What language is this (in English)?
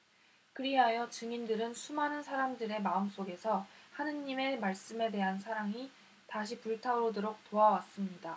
Korean